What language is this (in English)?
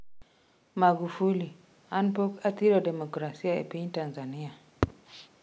Luo (Kenya and Tanzania)